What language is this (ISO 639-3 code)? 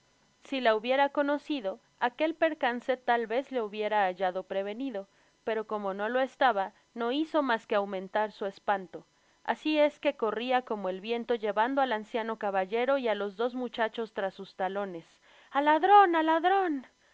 spa